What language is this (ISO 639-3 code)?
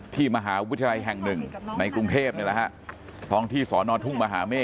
tha